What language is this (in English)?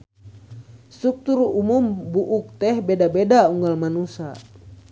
Sundanese